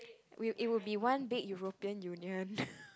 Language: English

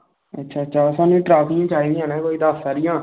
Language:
Dogri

